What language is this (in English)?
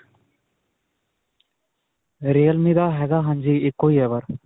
Punjabi